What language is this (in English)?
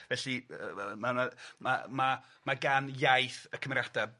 Welsh